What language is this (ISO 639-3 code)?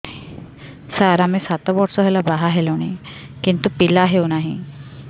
ori